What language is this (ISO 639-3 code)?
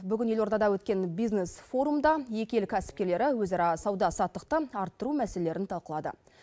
kaz